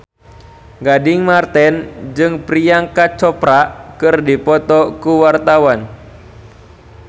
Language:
Sundanese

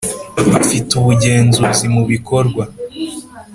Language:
Kinyarwanda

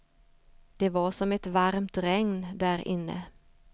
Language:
Swedish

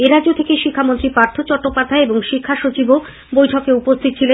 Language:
Bangla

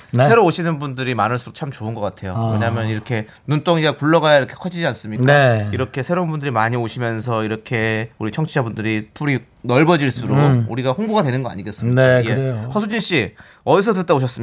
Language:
Korean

